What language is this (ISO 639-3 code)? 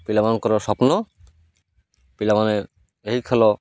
ori